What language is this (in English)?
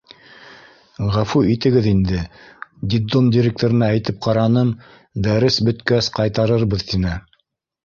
Bashkir